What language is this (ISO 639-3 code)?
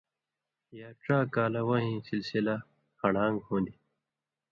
mvy